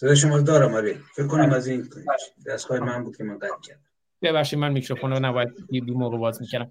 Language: Persian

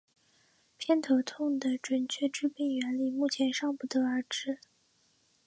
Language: Chinese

